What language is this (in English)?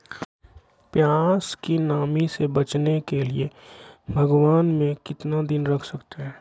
Magahi